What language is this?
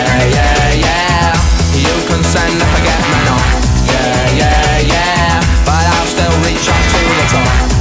Greek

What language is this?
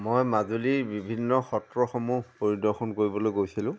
Assamese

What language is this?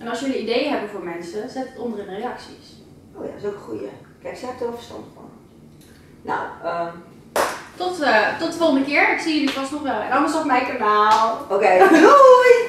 Dutch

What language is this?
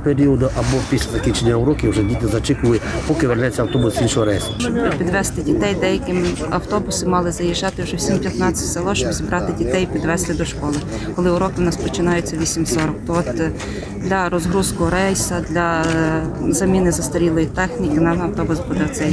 Ukrainian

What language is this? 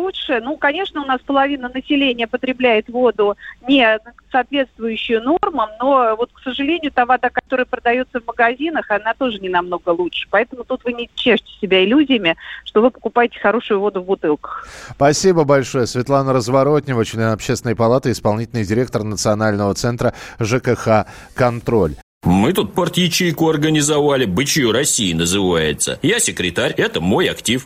Russian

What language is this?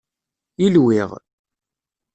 Kabyle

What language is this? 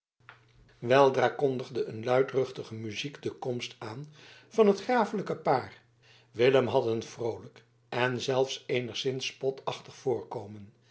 Dutch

